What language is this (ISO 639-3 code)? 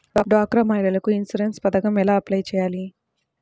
tel